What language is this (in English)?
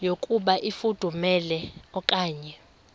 Xhosa